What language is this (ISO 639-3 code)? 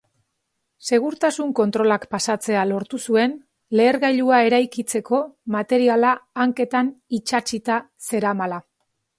eus